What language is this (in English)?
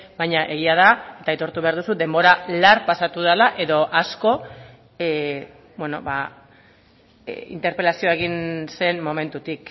Basque